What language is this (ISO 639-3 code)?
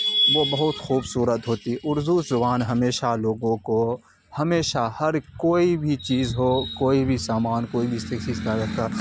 urd